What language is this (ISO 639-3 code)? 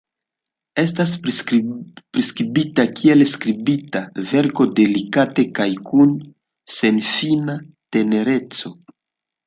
epo